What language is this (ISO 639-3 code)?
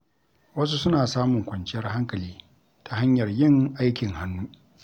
hau